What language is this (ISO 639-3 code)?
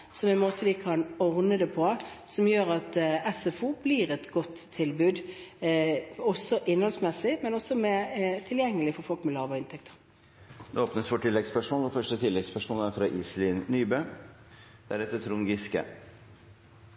nor